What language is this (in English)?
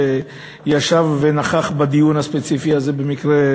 Hebrew